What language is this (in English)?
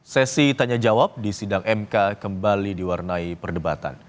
Indonesian